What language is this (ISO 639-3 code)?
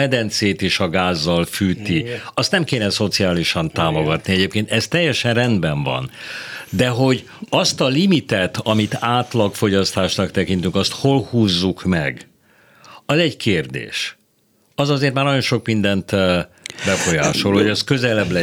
hun